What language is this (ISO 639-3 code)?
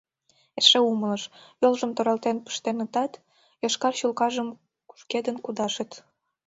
chm